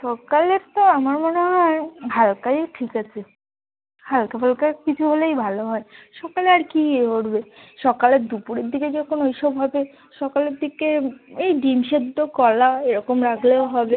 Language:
Bangla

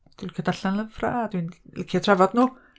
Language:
Welsh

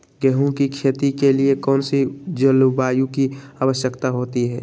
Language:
Magahi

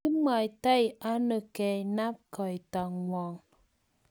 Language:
Kalenjin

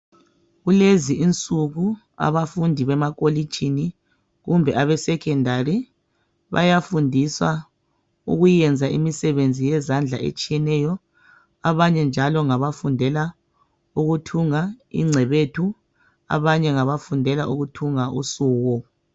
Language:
North Ndebele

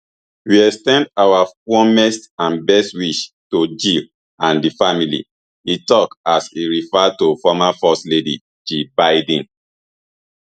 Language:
Nigerian Pidgin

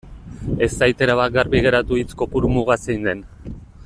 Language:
Basque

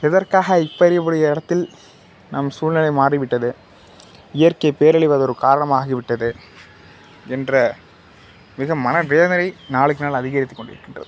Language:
Tamil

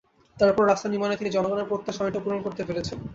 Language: Bangla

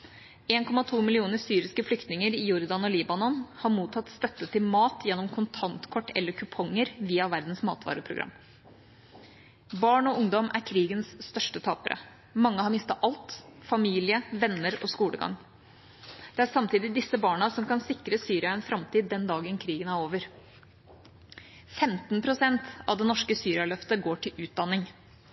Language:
Norwegian Bokmål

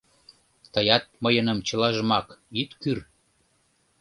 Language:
Mari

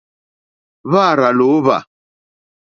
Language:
Mokpwe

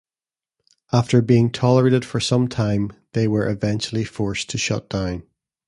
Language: English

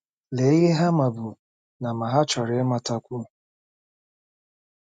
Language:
Igbo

